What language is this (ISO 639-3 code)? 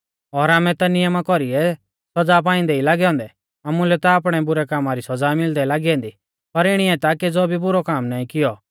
bfz